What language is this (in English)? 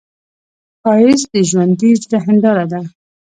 Pashto